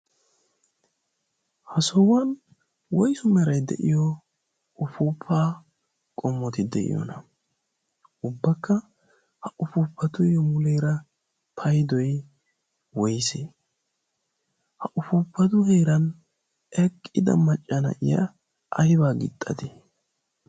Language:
Wolaytta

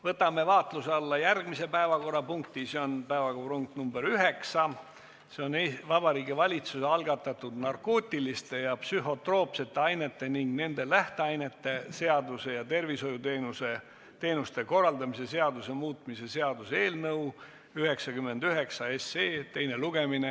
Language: Estonian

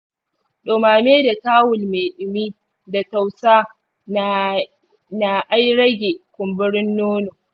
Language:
Hausa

